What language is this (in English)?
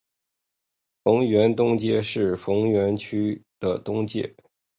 Chinese